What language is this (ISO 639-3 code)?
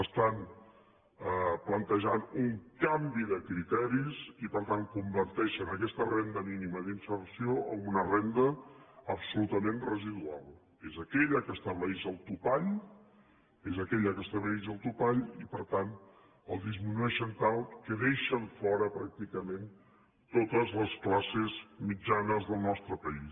cat